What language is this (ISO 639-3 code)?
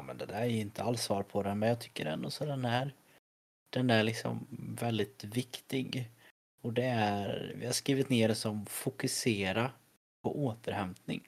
swe